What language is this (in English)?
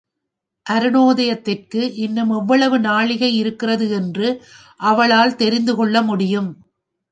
Tamil